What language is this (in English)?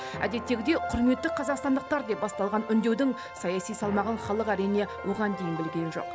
Kazakh